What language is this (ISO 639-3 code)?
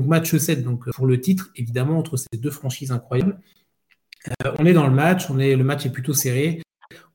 fra